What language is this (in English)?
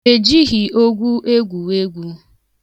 Igbo